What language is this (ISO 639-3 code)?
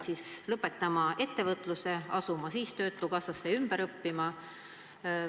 est